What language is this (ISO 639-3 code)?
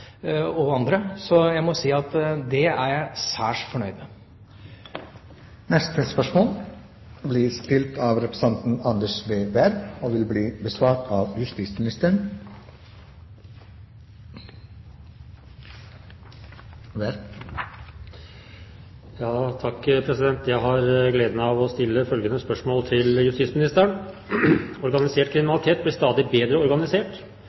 nob